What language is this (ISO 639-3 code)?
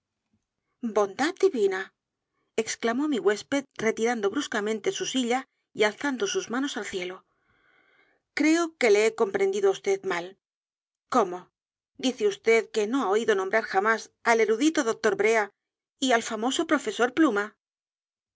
spa